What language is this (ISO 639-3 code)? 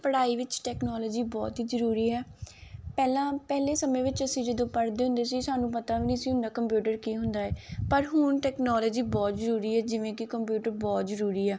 pan